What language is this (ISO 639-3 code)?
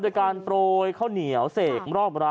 tha